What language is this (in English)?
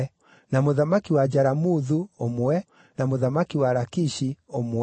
Kikuyu